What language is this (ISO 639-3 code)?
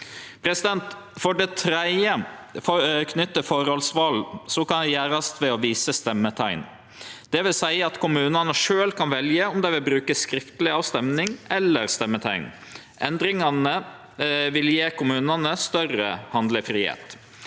nor